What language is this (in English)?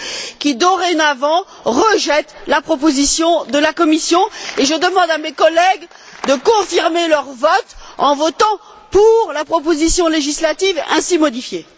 French